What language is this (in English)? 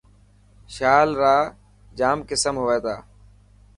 Dhatki